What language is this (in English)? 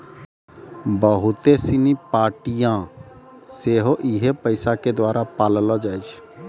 Maithili